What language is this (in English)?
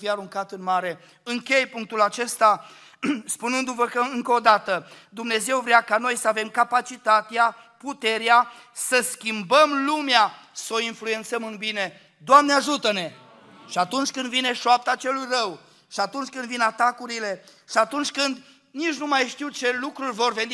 Romanian